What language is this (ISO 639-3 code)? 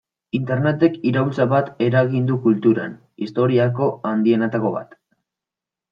eus